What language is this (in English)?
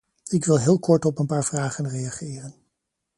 Dutch